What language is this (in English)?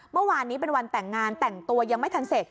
Thai